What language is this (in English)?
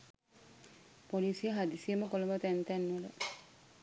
Sinhala